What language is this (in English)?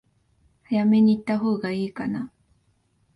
Japanese